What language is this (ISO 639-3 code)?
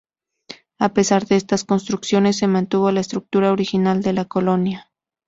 spa